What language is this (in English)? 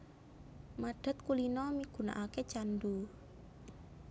Javanese